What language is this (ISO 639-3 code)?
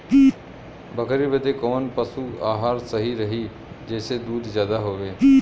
bho